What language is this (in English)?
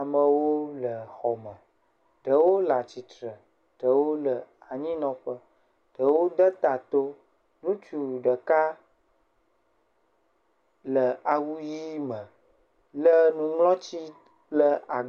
Ewe